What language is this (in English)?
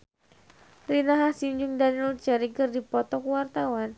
Sundanese